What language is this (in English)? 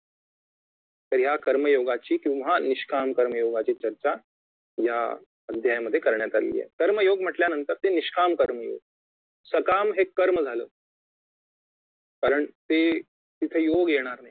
Marathi